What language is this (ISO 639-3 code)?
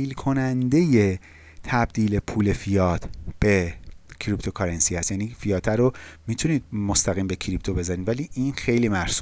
fas